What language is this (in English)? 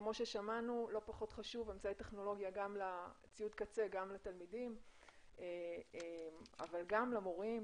Hebrew